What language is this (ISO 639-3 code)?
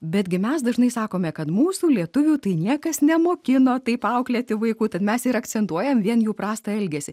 lit